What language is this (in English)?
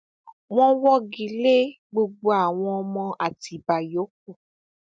Yoruba